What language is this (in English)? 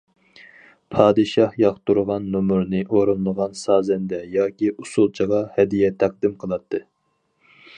Uyghur